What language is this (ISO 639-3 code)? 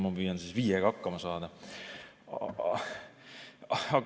est